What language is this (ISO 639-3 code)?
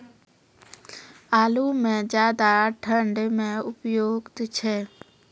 mai